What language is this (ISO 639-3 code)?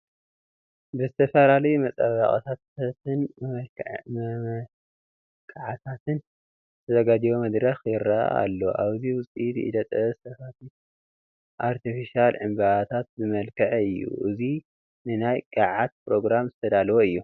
tir